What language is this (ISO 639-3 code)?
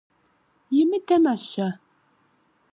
kbd